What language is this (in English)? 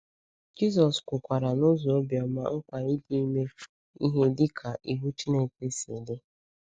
Igbo